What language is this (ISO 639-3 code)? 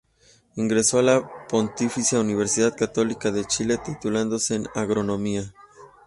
spa